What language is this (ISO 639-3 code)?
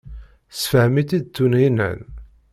kab